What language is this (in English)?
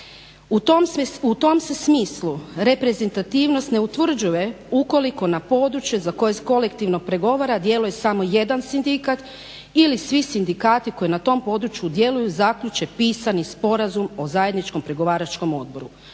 Croatian